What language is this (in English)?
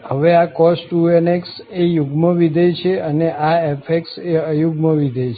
Gujarati